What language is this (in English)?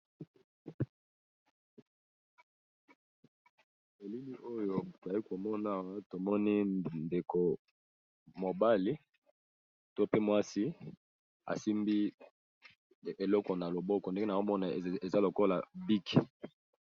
Lingala